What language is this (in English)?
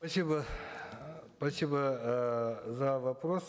Kazakh